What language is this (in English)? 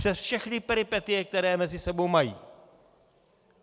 Czech